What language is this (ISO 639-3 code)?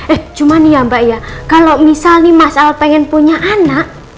ind